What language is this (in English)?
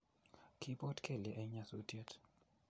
Kalenjin